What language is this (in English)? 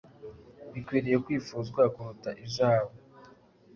Kinyarwanda